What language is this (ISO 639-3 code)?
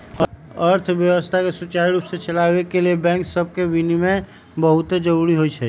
mag